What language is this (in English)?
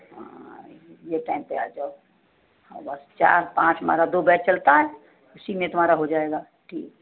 Hindi